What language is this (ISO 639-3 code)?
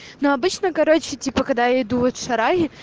rus